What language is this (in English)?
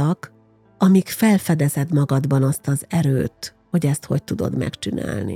Hungarian